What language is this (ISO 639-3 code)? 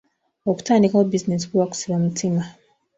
lug